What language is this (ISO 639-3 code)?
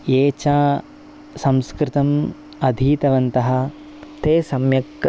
san